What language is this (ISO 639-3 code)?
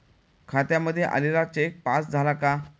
mar